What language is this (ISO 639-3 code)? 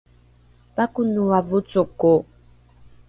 dru